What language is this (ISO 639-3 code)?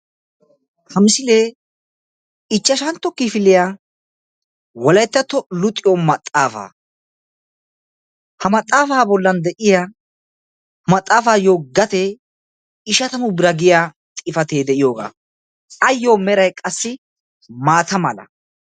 wal